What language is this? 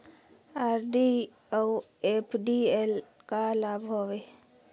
Chhattisgarhi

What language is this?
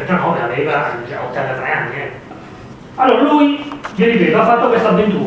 Italian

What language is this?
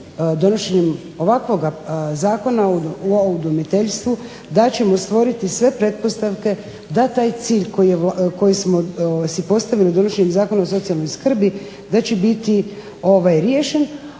Croatian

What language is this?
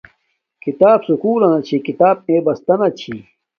Domaaki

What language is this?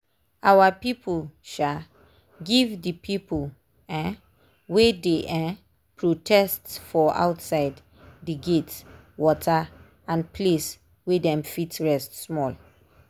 Nigerian Pidgin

